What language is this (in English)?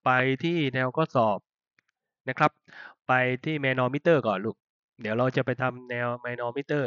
Thai